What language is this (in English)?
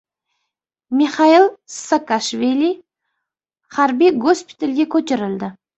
Uzbek